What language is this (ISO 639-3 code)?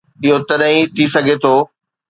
snd